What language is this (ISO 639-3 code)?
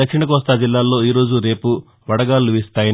tel